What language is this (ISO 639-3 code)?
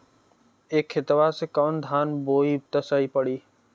bho